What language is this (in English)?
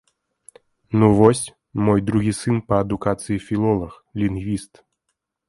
Belarusian